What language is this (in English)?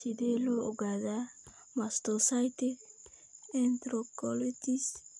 Somali